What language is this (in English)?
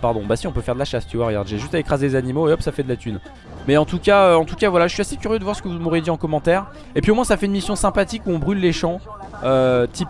French